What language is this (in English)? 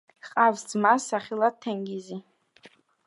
Georgian